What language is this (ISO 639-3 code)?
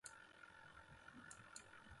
plk